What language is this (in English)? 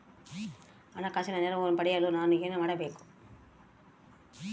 Kannada